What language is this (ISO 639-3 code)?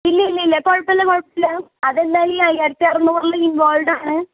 mal